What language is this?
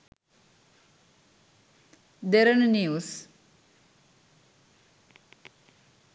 Sinhala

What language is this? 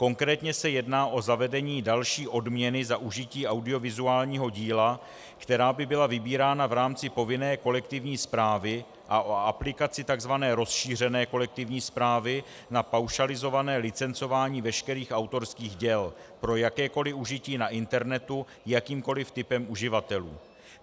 Czech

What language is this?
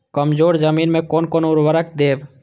Maithili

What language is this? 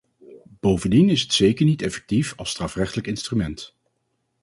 Dutch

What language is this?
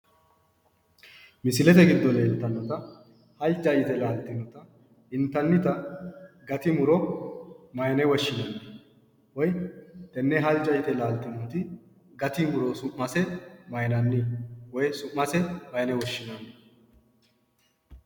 Sidamo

